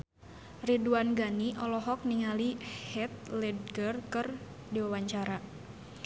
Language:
Sundanese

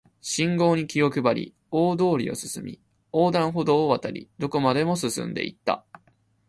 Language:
Japanese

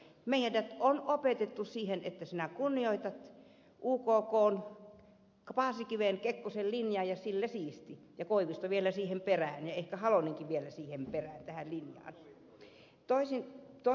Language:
Finnish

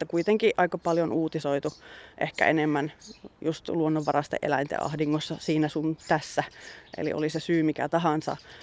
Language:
Finnish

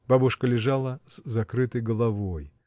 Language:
Russian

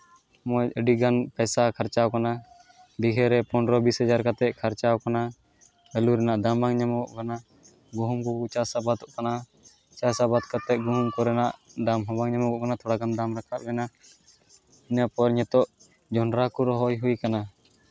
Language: Santali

